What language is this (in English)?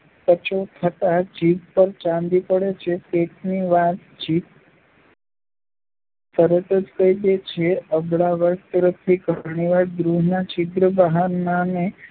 Gujarati